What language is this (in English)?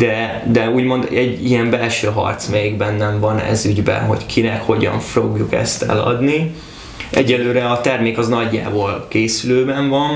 Hungarian